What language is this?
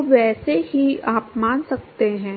Hindi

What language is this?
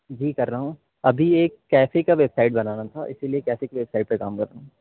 Urdu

